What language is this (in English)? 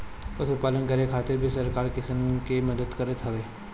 Bhojpuri